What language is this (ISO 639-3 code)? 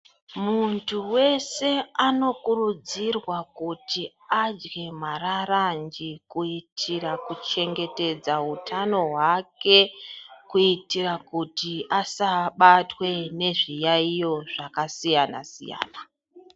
ndc